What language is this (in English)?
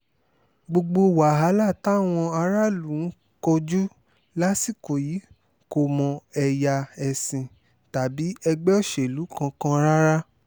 Yoruba